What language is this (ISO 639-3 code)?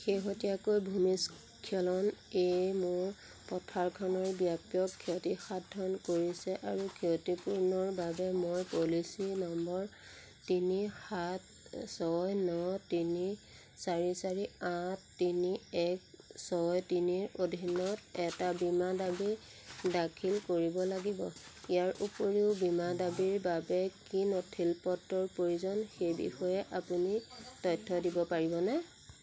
asm